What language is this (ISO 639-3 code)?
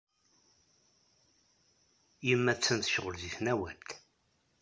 kab